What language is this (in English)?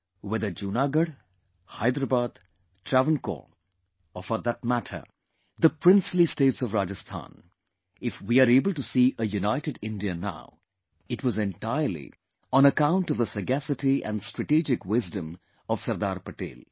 English